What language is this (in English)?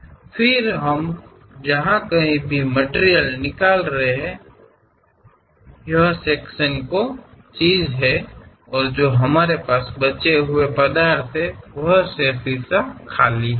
Kannada